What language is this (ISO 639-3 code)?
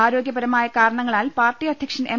mal